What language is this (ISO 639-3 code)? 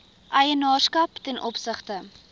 afr